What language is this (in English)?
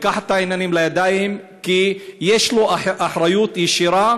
Hebrew